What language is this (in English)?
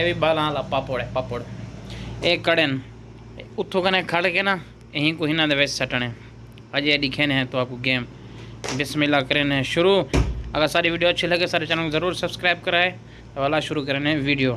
Uyghur